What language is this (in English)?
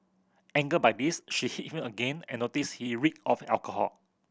English